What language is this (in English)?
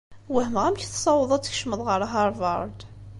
Kabyle